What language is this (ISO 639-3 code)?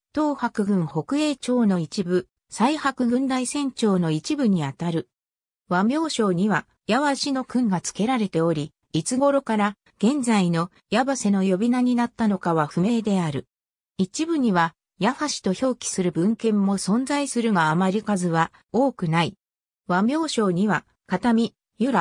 jpn